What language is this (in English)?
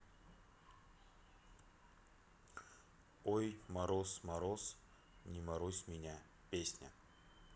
Russian